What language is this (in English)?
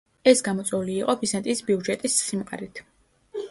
Georgian